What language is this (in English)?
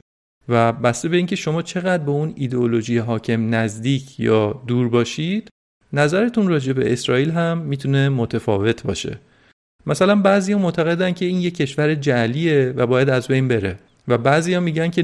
Persian